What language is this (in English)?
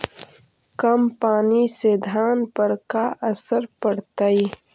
Magahi